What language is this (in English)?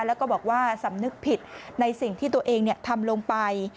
Thai